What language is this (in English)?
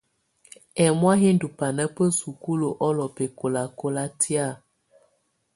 Tunen